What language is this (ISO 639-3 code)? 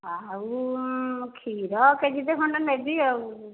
ori